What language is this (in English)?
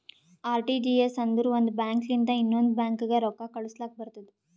Kannada